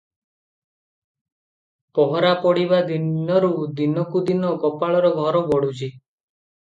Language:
Odia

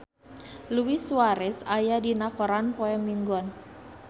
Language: Sundanese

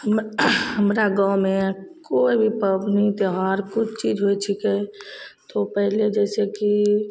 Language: Maithili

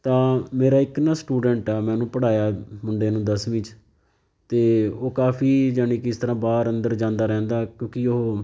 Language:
Punjabi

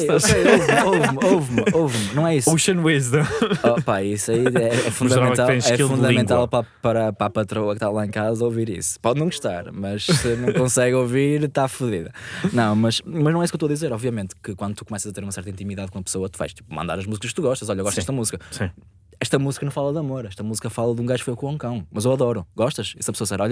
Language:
Portuguese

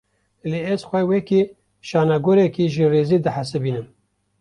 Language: Kurdish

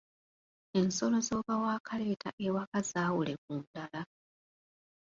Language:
Ganda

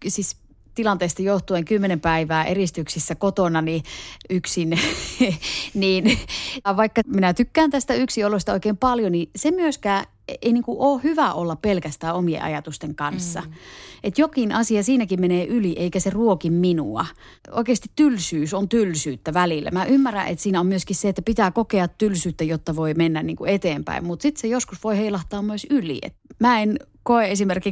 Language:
Finnish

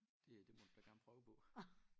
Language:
Danish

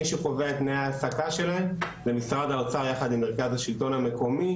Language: Hebrew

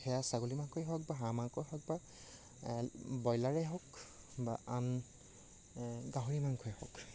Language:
Assamese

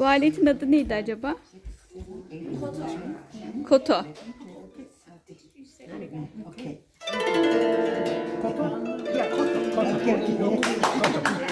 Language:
Turkish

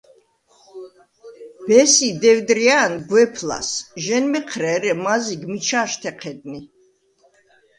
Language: Svan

